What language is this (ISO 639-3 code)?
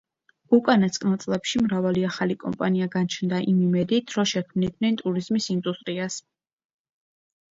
kat